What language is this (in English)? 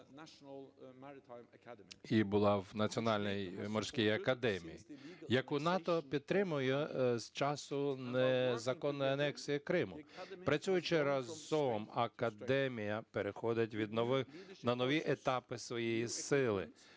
Ukrainian